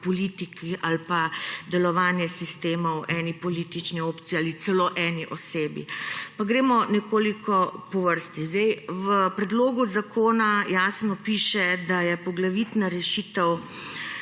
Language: Slovenian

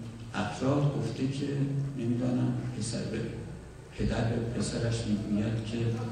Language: Persian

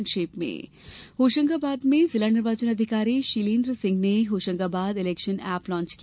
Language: Hindi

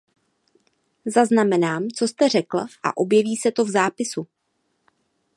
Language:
Czech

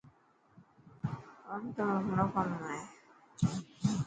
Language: Dhatki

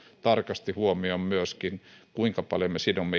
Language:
Finnish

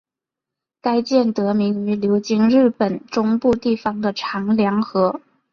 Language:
Chinese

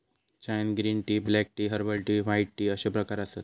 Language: Marathi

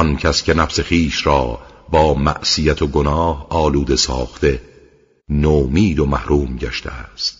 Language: Persian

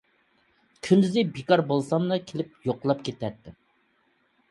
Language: Uyghur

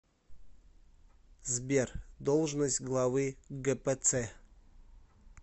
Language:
Russian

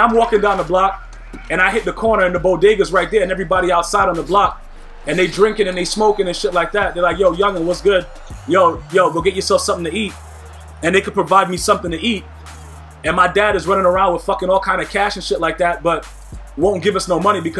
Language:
English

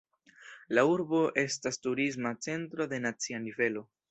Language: Esperanto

